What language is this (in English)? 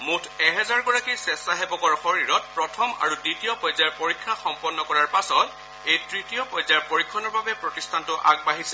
Assamese